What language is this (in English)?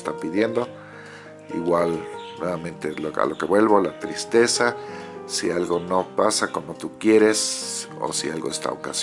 Spanish